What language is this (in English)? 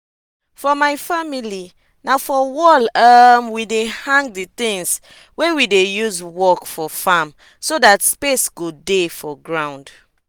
Nigerian Pidgin